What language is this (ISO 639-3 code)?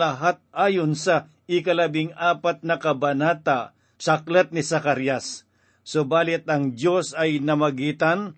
fil